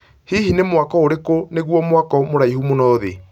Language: Kikuyu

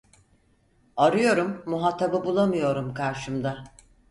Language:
Turkish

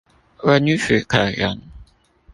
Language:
Chinese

